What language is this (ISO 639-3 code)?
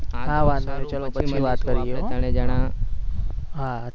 guj